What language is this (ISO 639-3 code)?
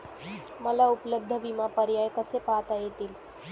mar